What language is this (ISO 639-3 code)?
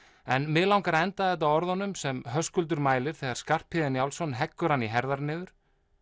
isl